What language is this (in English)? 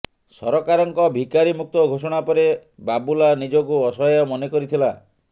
Odia